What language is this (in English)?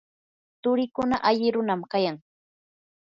Yanahuanca Pasco Quechua